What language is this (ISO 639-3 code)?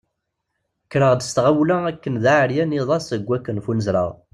kab